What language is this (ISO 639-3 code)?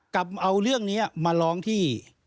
tha